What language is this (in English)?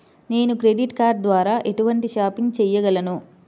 Telugu